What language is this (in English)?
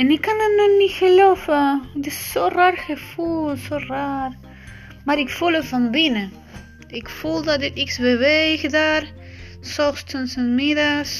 Dutch